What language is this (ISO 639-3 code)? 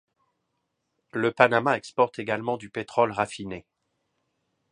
fra